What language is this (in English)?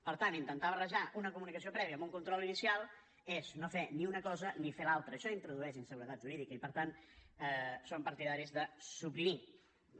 Catalan